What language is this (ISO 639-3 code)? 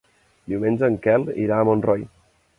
cat